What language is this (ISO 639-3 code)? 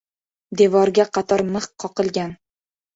uzb